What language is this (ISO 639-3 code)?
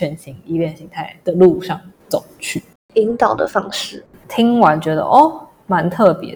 zho